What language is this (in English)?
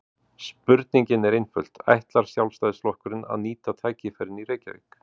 Icelandic